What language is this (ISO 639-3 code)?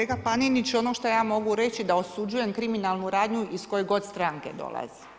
hrv